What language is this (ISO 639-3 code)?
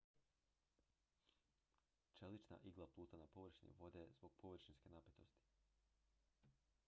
hrv